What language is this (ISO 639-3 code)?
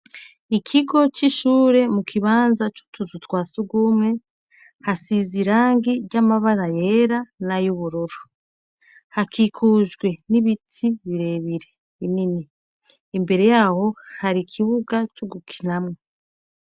run